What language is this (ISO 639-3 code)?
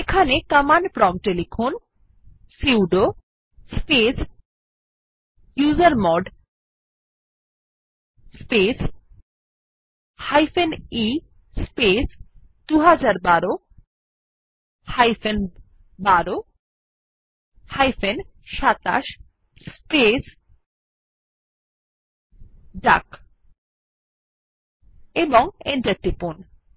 ben